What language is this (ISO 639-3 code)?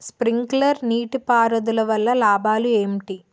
tel